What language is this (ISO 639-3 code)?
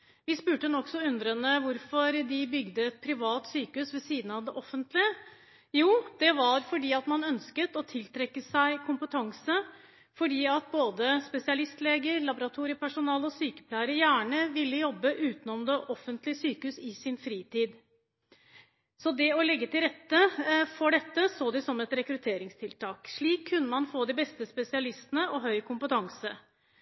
nob